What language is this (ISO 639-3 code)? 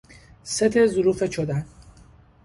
fas